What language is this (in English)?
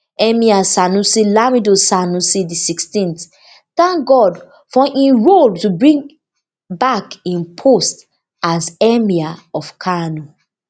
Nigerian Pidgin